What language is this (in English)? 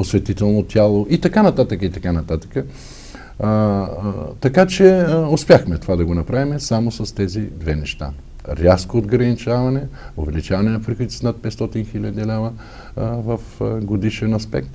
Bulgarian